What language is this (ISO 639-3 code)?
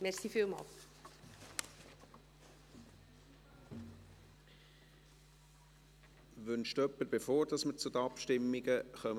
gsw